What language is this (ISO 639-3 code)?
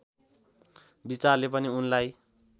nep